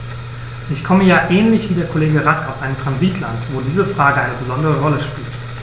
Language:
German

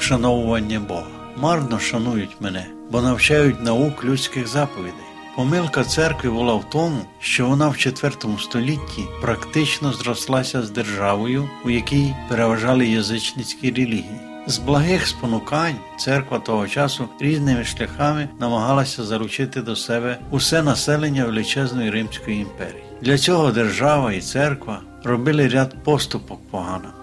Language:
Ukrainian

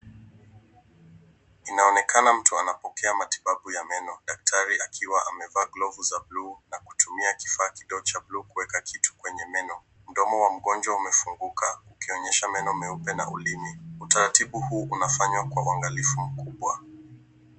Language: Swahili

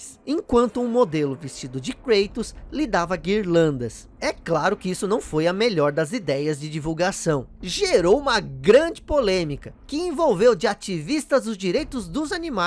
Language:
Portuguese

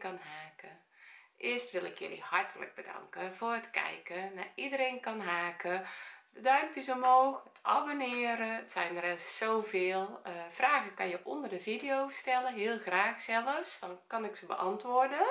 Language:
Dutch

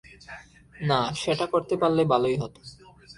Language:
Bangla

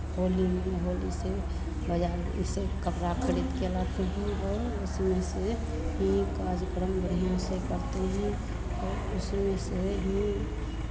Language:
Hindi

